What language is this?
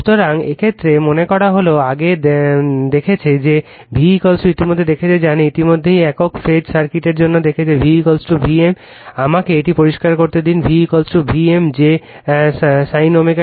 Bangla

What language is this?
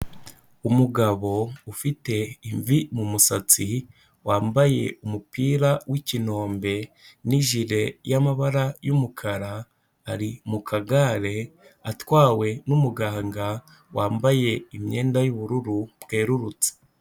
Kinyarwanda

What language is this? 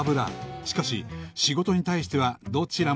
Japanese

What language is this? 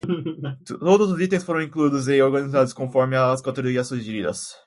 Portuguese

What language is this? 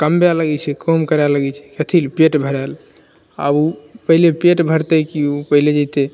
Maithili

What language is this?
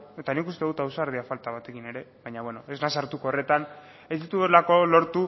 Basque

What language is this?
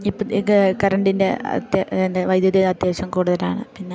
Malayalam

